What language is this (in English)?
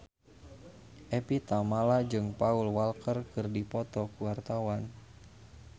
Sundanese